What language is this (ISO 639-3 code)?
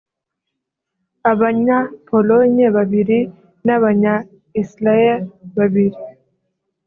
kin